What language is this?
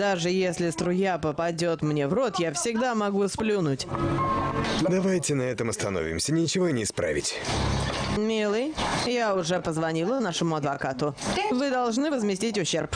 Russian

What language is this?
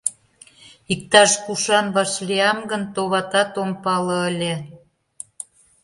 Mari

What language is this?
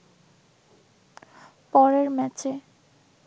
Bangla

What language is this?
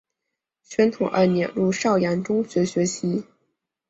Chinese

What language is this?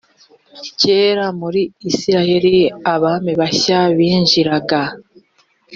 Kinyarwanda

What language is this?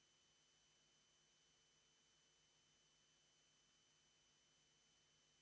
Slovenian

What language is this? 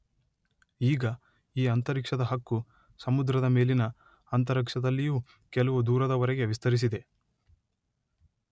Kannada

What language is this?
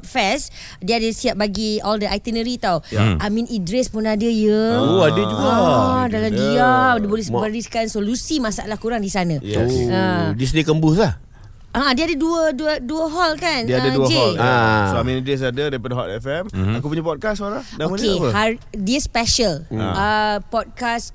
Malay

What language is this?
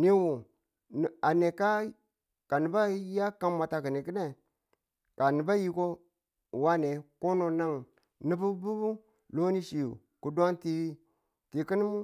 Tula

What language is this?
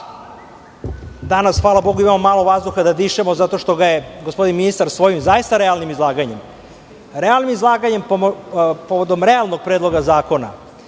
Serbian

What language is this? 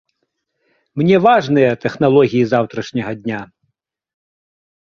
Belarusian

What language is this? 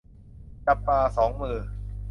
Thai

